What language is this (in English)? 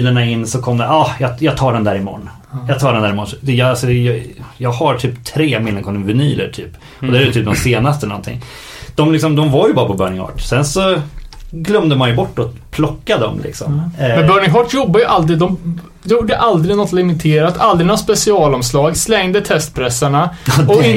Swedish